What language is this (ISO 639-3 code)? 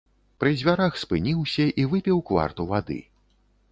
bel